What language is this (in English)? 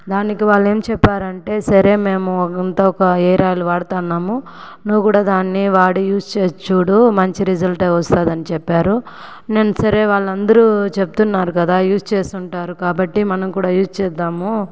Telugu